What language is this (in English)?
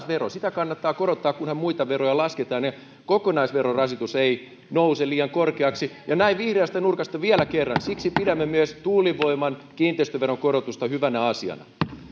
Finnish